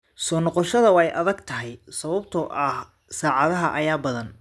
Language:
Somali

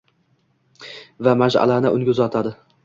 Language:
Uzbek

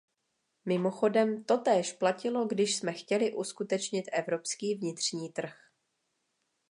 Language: Czech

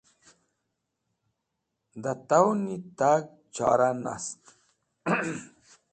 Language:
Wakhi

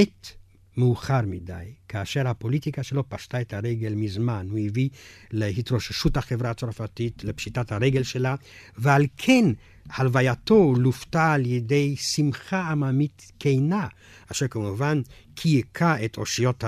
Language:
Hebrew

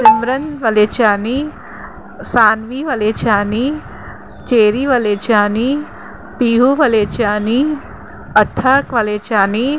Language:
Sindhi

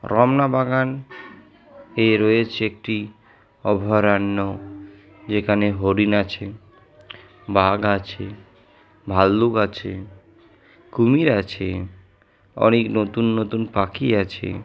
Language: Bangla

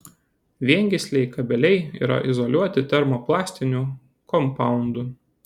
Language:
Lithuanian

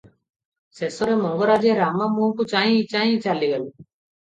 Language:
Odia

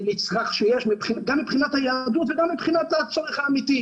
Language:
Hebrew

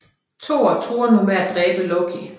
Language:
Danish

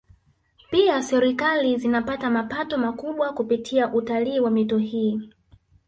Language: Swahili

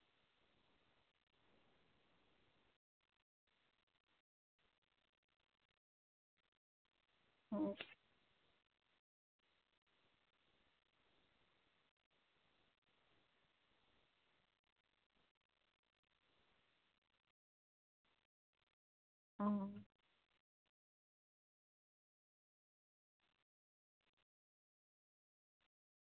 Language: Santali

